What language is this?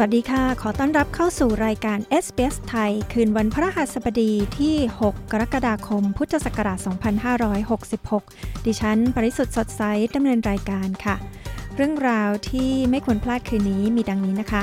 Thai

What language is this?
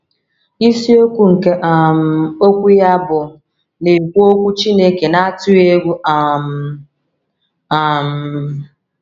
Igbo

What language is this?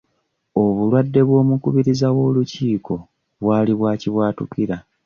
Ganda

